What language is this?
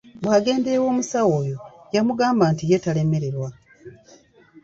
Ganda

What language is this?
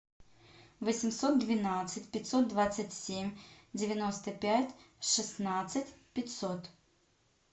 Russian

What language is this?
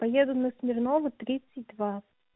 Russian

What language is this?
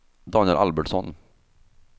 Swedish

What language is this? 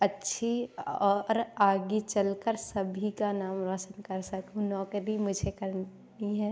Hindi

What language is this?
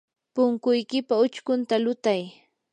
Yanahuanca Pasco Quechua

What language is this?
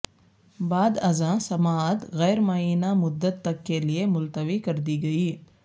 Urdu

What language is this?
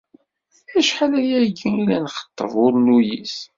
Kabyle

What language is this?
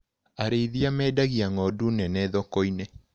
Kikuyu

